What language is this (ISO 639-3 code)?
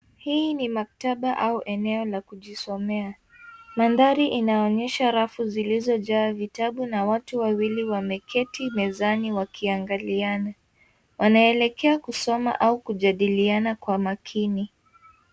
swa